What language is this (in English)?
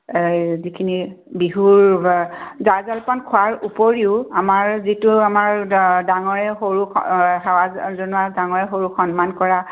Assamese